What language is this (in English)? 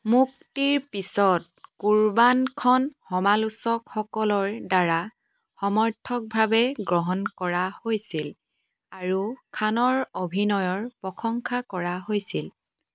Assamese